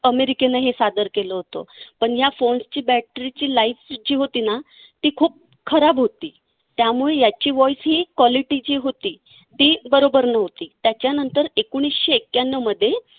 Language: Marathi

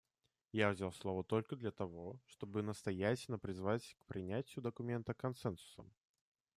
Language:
Russian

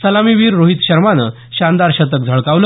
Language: Marathi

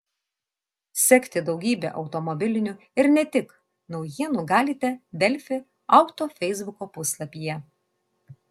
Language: Lithuanian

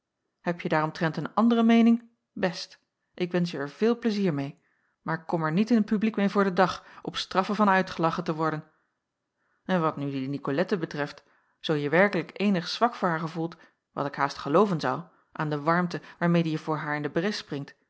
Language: Dutch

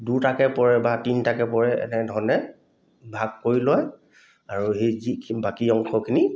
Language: Assamese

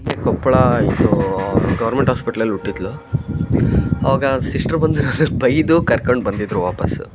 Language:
Kannada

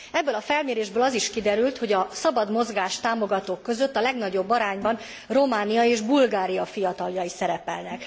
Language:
Hungarian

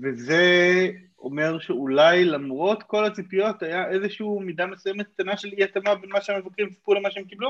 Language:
Hebrew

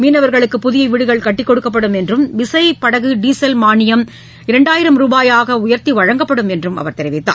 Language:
Tamil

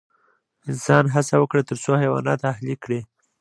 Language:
Pashto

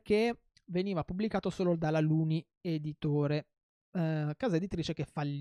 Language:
Italian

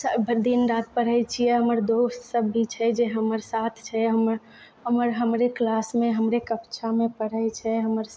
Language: Maithili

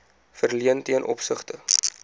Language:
Afrikaans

